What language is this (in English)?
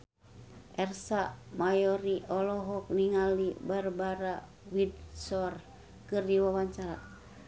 Sundanese